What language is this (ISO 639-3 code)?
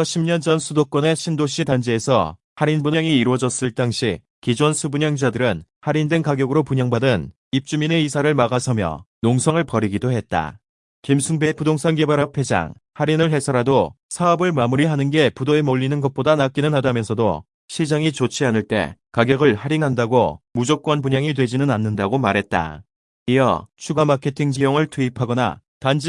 kor